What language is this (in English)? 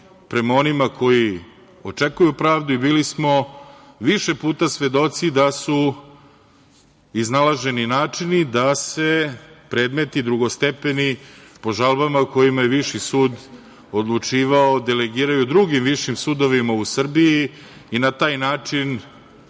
Serbian